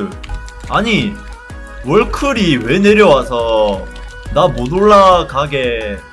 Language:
Korean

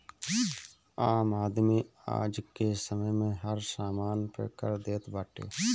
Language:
Bhojpuri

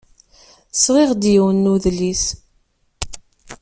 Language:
Kabyle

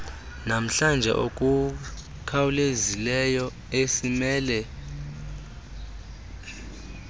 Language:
Xhosa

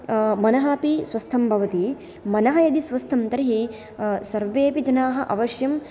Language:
Sanskrit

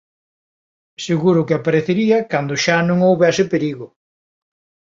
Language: Galician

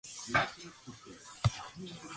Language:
Japanese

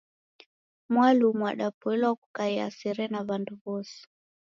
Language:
Taita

